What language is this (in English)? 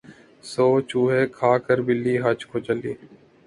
Urdu